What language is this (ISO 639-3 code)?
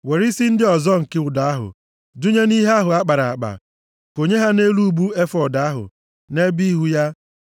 ibo